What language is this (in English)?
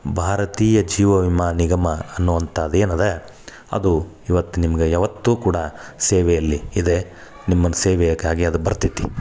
Kannada